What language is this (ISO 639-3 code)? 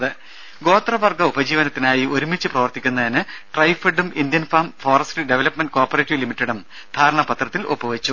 mal